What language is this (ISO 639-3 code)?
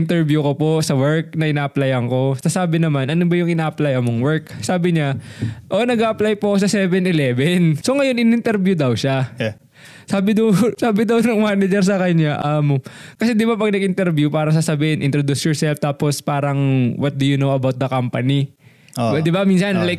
fil